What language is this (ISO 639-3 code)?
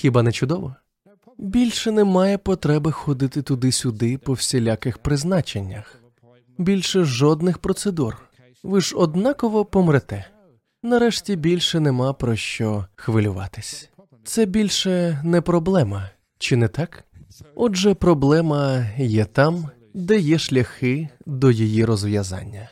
ukr